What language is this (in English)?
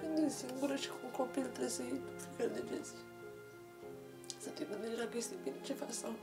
Romanian